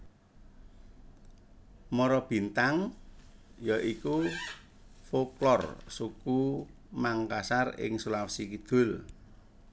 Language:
Javanese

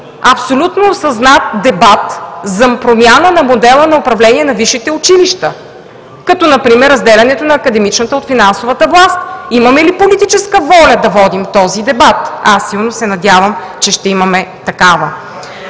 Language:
Bulgarian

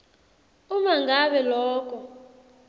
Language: Swati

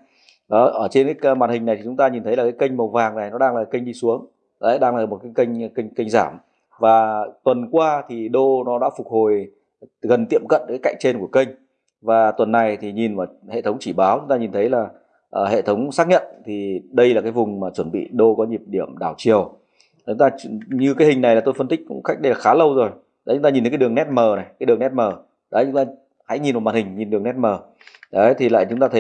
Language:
Vietnamese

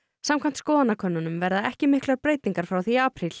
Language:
Icelandic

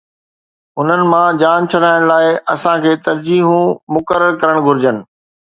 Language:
Sindhi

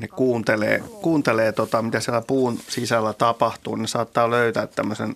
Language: Finnish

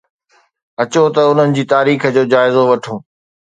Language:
Sindhi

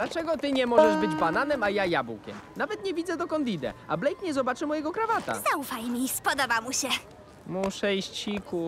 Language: Polish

